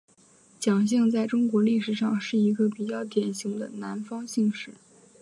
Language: Chinese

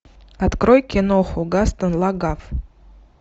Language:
Russian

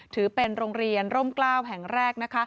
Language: Thai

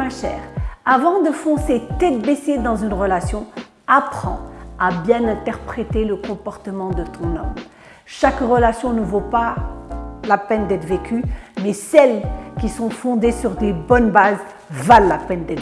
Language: French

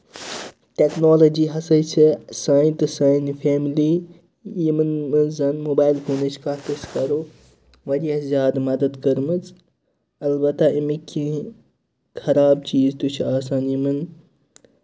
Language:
Kashmiri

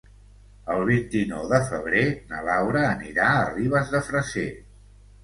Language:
Catalan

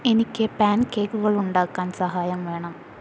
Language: Malayalam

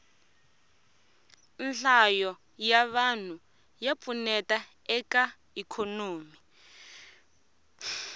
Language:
Tsonga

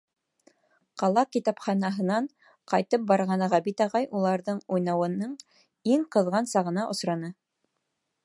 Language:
Bashkir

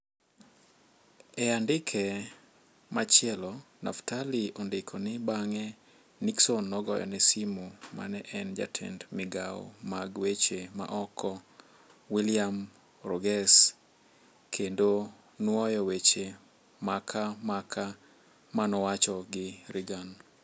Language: Luo (Kenya and Tanzania)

